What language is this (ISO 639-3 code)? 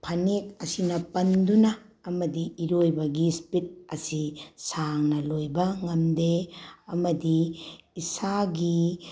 mni